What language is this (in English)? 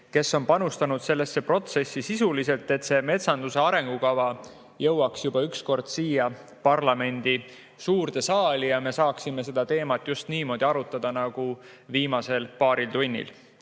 Estonian